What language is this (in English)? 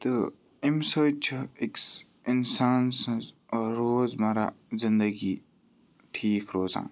Kashmiri